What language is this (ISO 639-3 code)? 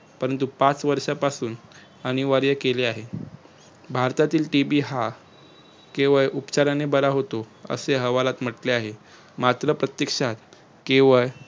mar